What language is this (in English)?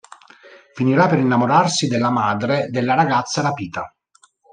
Italian